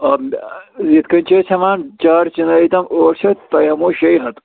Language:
Kashmiri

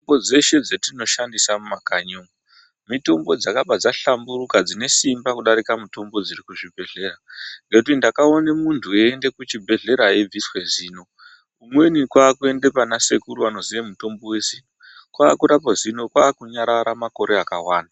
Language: Ndau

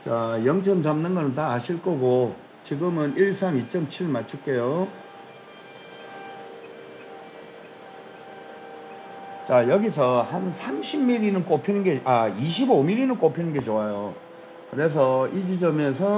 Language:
Korean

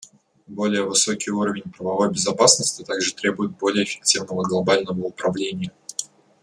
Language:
Russian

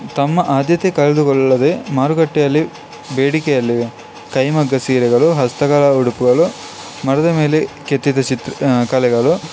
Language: Kannada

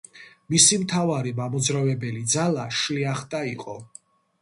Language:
Georgian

